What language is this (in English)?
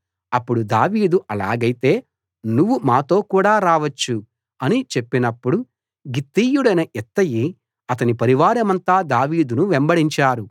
Telugu